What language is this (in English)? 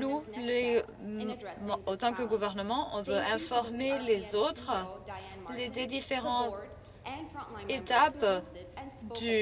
French